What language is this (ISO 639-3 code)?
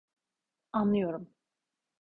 tur